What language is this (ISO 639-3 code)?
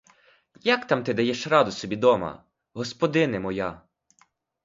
ukr